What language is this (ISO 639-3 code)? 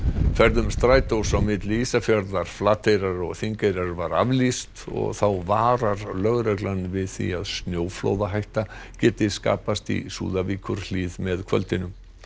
isl